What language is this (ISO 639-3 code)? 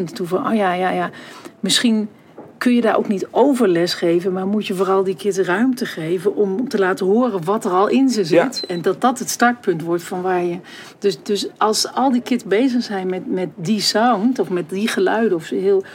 nld